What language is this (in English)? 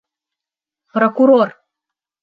Bashkir